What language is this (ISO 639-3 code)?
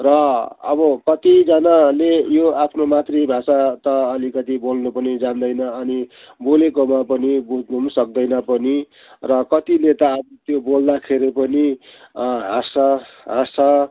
nep